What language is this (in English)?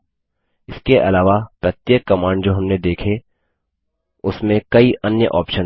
Hindi